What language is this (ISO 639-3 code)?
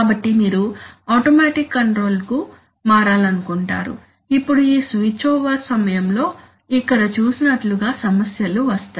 tel